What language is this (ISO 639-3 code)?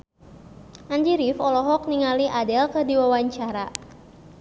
sun